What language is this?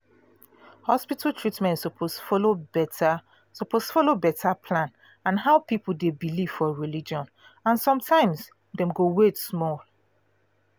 Nigerian Pidgin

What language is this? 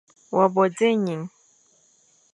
Fang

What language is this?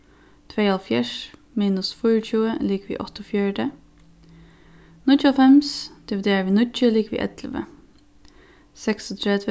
Faroese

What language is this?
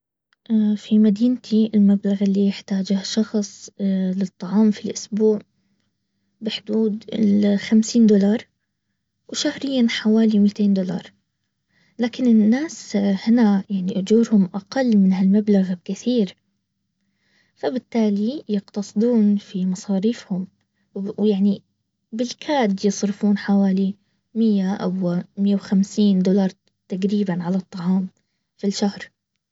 Baharna Arabic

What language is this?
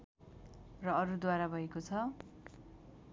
Nepali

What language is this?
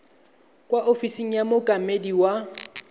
Tswana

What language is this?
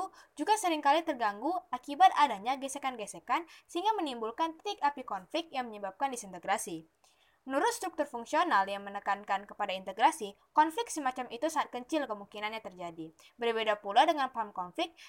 Indonesian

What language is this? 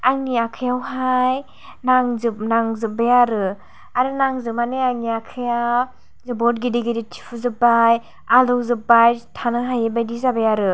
Bodo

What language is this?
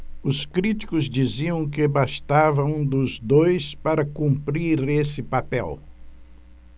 Portuguese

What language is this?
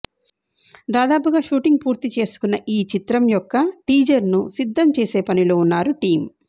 Telugu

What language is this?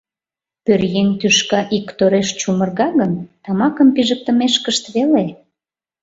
Mari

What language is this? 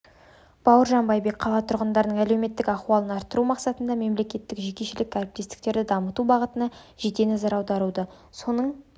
Kazakh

